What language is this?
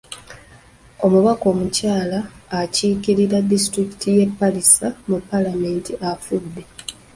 Ganda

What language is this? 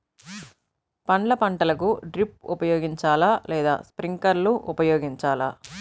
Telugu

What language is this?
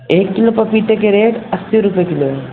Urdu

